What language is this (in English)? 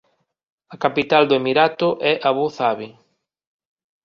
Galician